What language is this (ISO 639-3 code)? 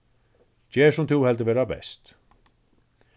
fao